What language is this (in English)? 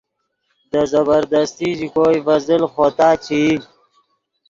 Yidgha